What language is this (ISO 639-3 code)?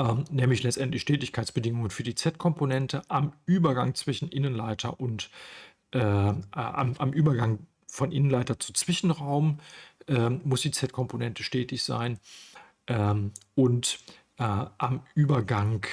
deu